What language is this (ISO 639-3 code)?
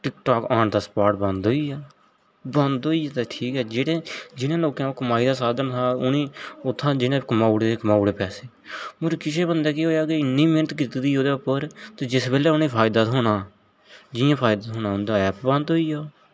doi